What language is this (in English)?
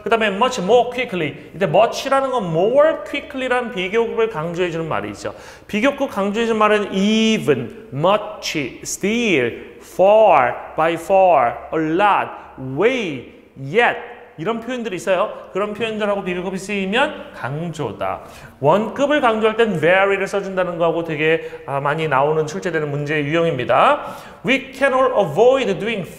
Korean